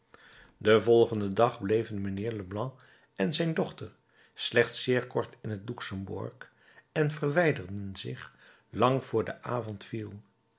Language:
Dutch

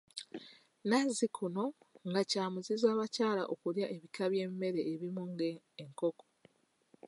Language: Ganda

